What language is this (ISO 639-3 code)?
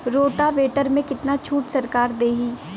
bho